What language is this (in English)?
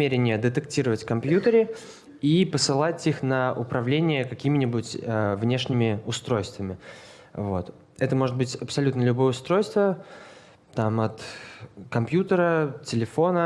Russian